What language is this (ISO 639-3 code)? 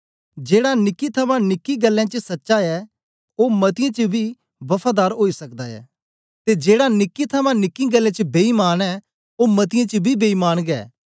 doi